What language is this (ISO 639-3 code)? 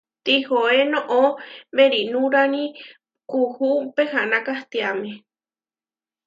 var